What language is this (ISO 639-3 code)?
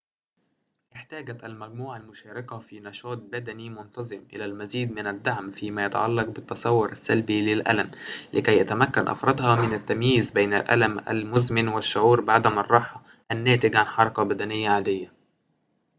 ara